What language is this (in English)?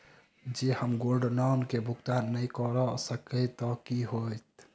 Maithili